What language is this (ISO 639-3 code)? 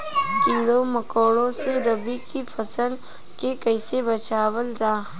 bho